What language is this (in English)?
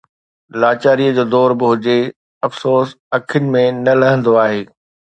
Sindhi